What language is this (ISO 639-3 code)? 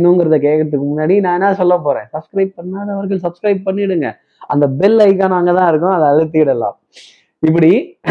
tam